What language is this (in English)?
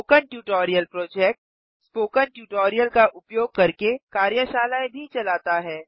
Hindi